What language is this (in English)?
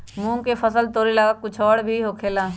Magahi